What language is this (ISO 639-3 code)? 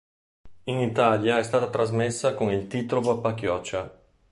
ita